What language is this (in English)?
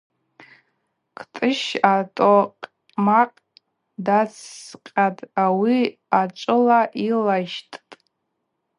Abaza